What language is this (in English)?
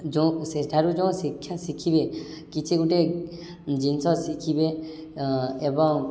Odia